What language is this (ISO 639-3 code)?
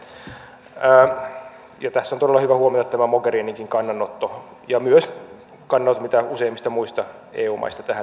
fin